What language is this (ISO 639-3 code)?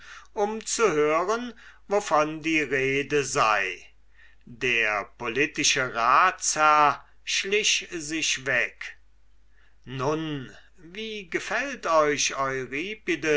deu